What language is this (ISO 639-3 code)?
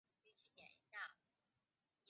zho